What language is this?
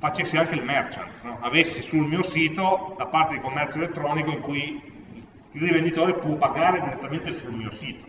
Italian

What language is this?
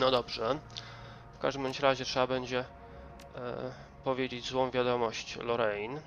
Polish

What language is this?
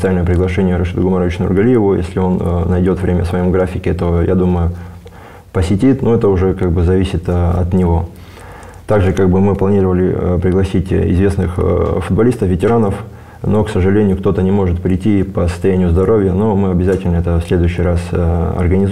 Russian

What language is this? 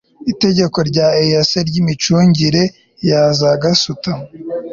Kinyarwanda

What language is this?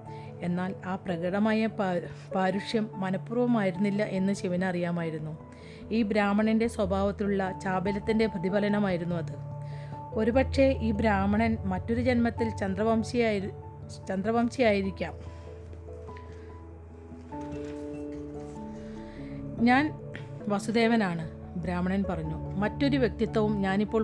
Malayalam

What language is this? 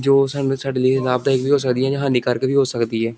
Punjabi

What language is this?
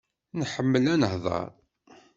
Kabyle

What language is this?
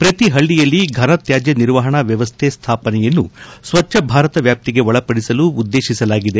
Kannada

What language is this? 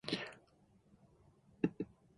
Japanese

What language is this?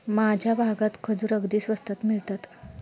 Marathi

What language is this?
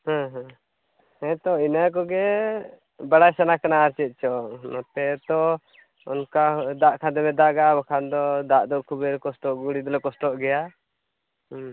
Santali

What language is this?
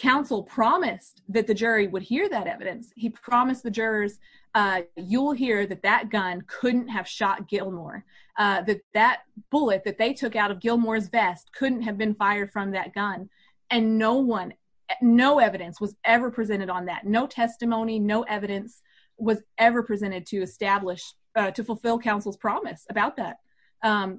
English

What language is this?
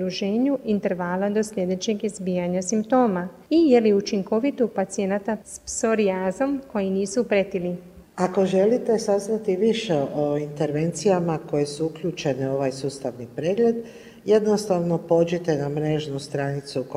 Croatian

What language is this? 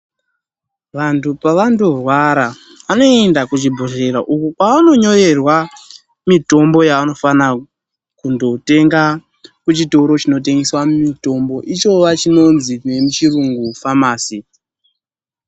Ndau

